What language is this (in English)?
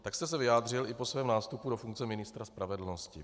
Czech